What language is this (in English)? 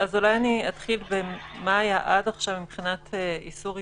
Hebrew